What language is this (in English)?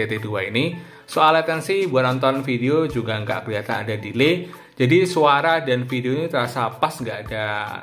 Indonesian